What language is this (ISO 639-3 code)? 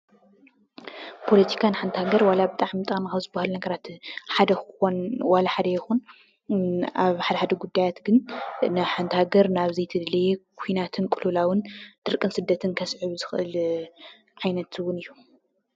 tir